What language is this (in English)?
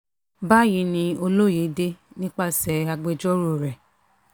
Yoruba